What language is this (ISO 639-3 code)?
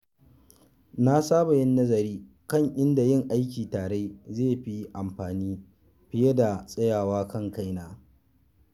hau